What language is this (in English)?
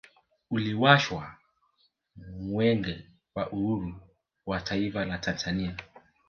Swahili